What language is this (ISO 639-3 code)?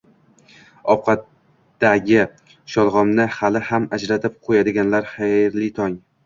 uzb